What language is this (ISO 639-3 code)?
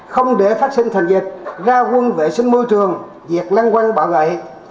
vie